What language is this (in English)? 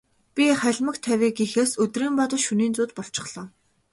Mongolian